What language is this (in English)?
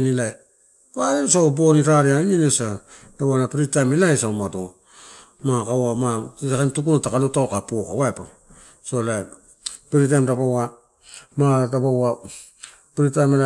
Torau